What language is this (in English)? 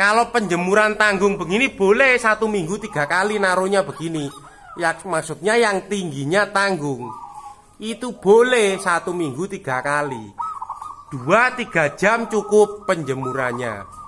Indonesian